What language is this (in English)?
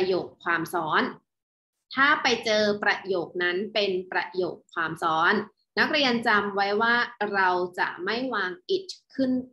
Thai